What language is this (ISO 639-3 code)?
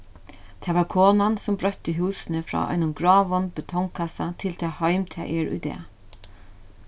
fao